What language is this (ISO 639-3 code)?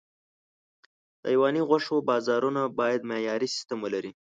pus